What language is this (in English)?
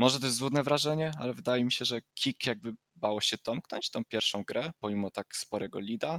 Polish